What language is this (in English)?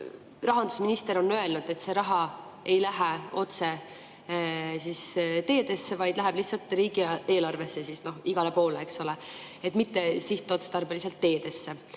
Estonian